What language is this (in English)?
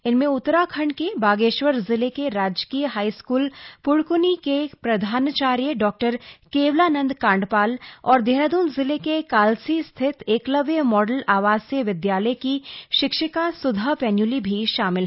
Hindi